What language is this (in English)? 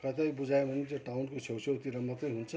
Nepali